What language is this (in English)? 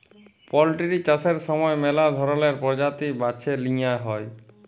Bangla